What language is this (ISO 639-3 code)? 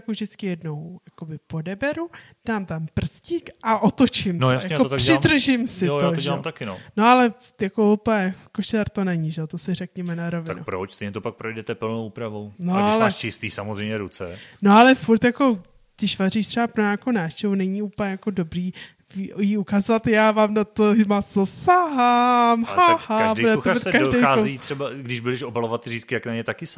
ces